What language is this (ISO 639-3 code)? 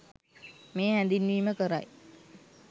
sin